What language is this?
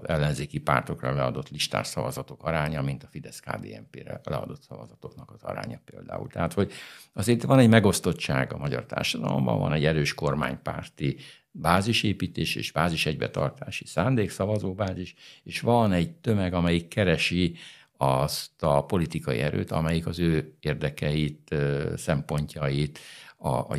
Hungarian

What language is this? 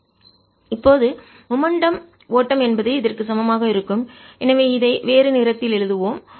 Tamil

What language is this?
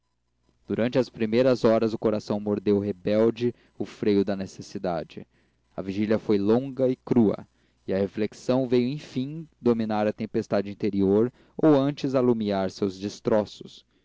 Portuguese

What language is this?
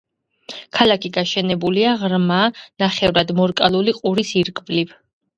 Georgian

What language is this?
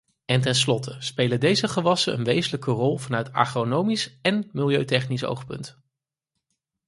Dutch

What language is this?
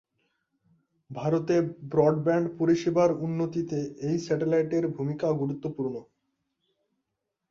Bangla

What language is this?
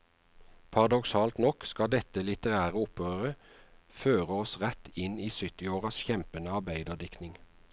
Norwegian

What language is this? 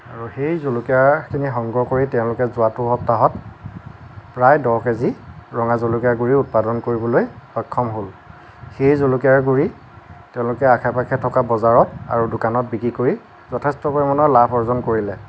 Assamese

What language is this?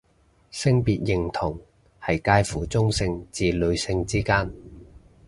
Cantonese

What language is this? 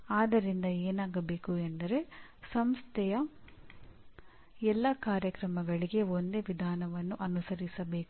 Kannada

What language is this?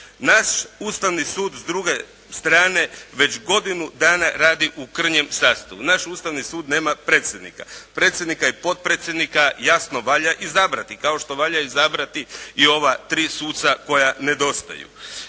Croatian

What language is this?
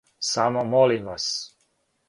Serbian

